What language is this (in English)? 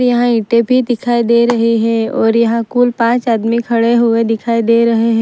Hindi